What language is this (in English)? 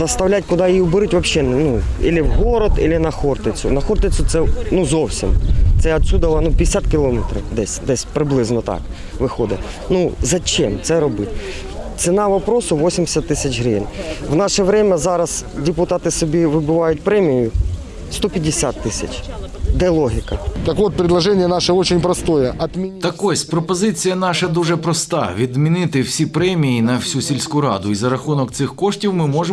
Ukrainian